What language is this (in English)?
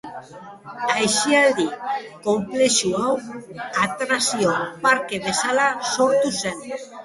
Basque